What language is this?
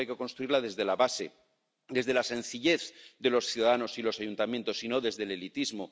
Spanish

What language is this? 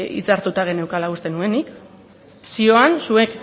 Basque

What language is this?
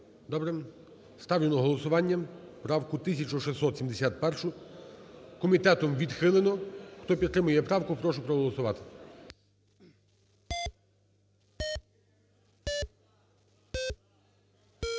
Ukrainian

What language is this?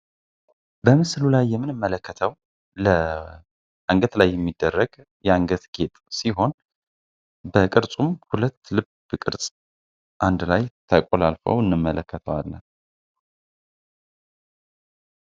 Amharic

